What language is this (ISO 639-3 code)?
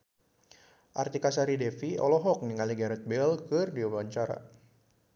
sun